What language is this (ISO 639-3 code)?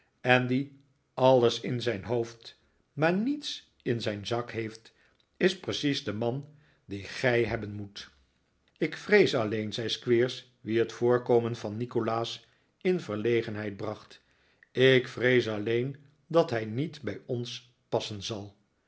nld